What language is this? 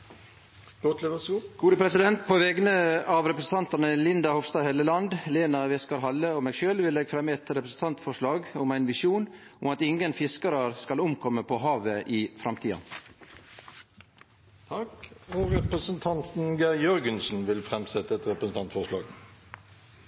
Norwegian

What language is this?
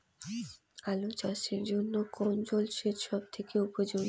Bangla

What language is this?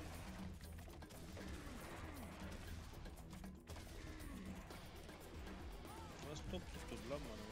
Turkish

